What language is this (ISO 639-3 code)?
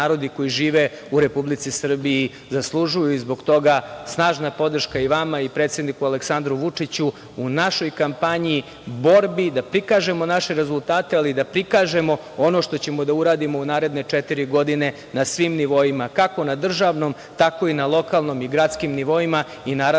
srp